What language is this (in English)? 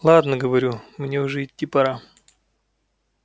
Russian